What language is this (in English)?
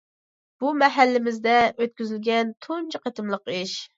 Uyghur